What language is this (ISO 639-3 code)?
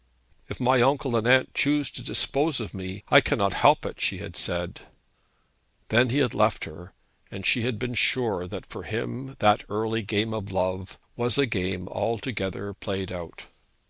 eng